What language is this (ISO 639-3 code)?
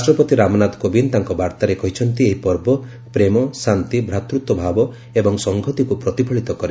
ori